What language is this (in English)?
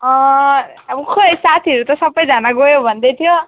Nepali